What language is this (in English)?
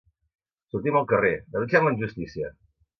Catalan